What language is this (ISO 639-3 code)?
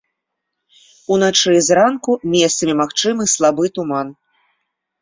bel